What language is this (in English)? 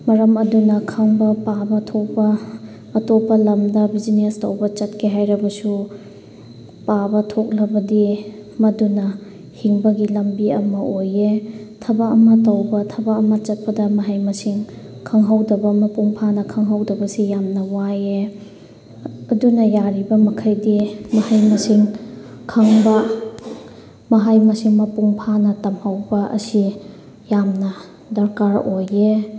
Manipuri